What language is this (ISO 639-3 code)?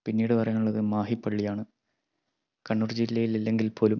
mal